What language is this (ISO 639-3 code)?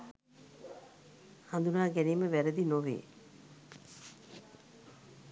sin